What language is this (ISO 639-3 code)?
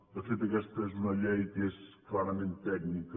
cat